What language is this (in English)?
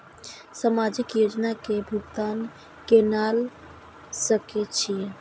Maithili